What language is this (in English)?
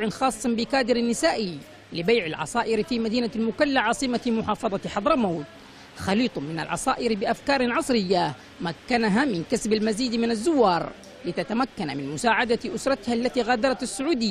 Arabic